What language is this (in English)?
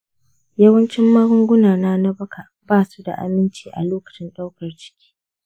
Hausa